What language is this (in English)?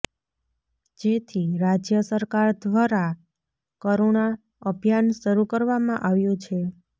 Gujarati